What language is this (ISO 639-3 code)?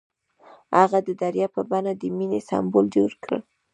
pus